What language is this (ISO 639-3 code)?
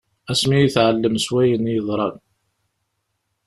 kab